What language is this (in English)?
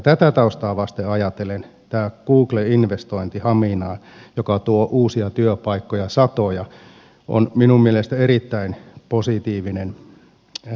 Finnish